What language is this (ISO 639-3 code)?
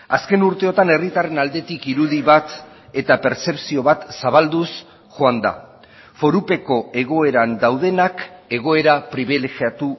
eus